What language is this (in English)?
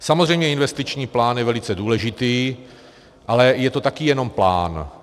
Czech